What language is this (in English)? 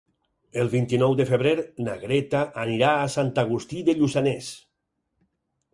Catalan